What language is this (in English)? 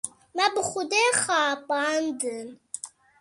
Kurdish